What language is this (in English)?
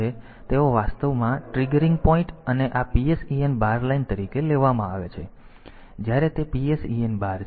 Gujarati